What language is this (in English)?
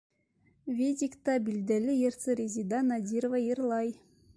Bashkir